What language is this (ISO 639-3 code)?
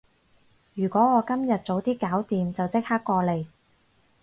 yue